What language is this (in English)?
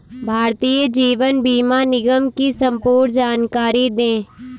Hindi